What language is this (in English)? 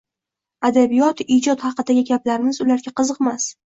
Uzbek